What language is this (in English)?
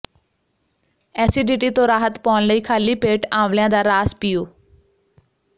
Punjabi